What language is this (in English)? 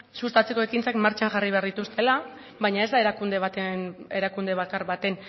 Basque